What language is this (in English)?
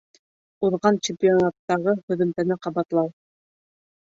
Bashkir